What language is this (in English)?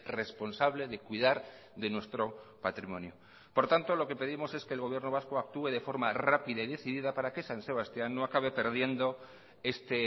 Spanish